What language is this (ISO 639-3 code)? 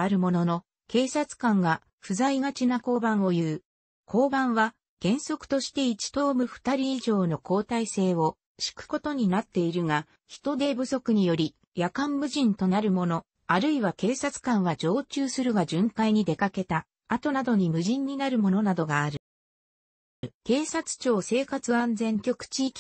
jpn